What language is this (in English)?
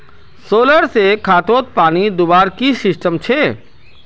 Magahi